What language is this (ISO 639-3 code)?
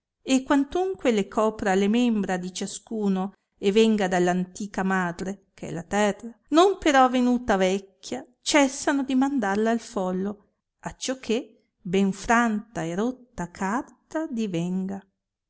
ita